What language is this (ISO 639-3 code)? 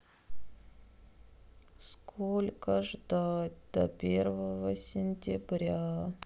rus